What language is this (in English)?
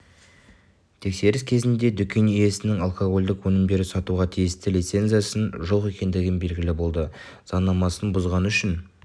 Kazakh